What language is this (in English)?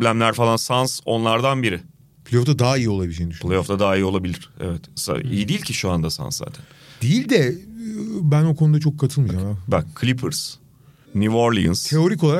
Turkish